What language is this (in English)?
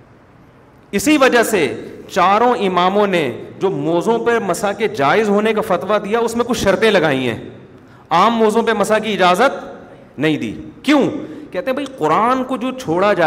Urdu